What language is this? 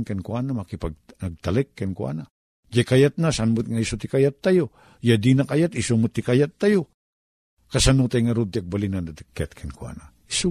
Filipino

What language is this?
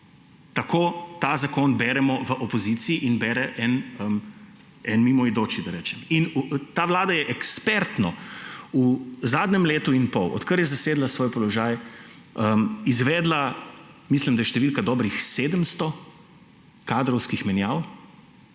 Slovenian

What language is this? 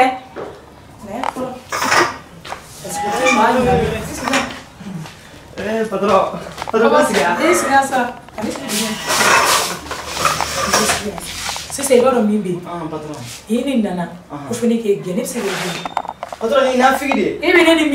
Korean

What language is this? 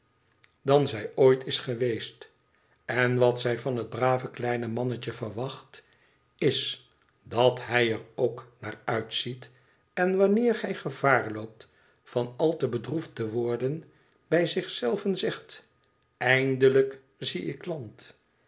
Dutch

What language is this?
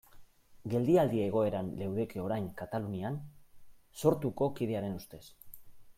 Basque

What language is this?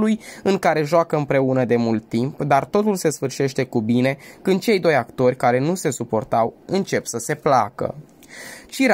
Romanian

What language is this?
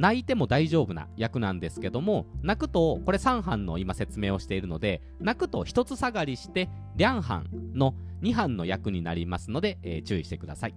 Japanese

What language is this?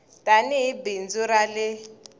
Tsonga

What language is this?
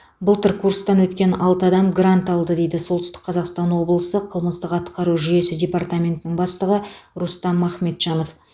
Kazakh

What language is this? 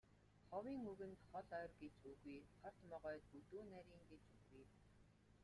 Mongolian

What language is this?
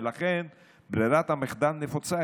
Hebrew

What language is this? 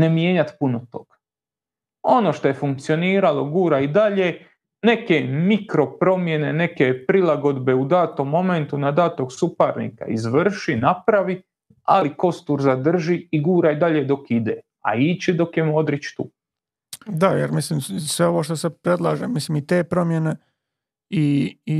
Croatian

